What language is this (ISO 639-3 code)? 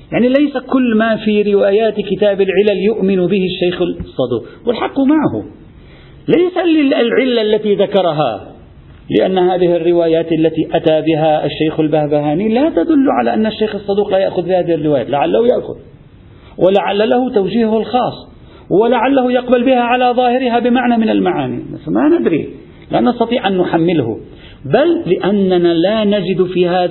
ara